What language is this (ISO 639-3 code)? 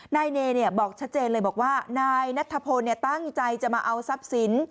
tha